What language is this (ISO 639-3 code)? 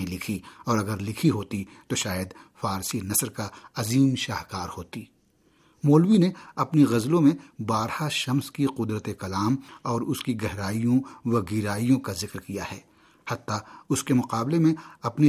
urd